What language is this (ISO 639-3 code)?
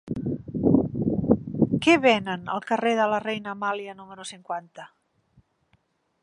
cat